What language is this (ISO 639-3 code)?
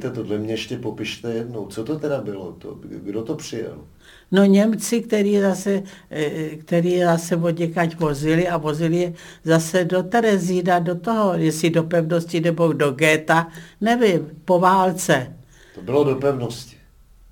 ces